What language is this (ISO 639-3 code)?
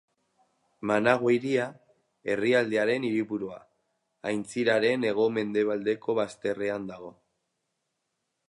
eus